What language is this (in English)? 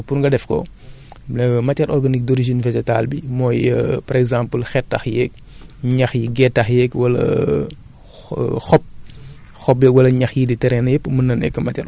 Wolof